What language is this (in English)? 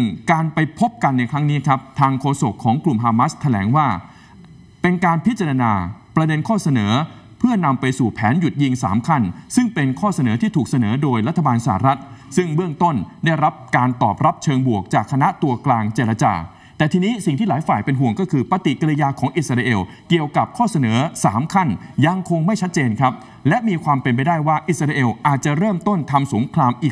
Thai